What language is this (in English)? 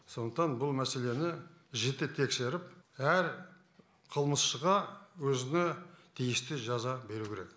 Kazakh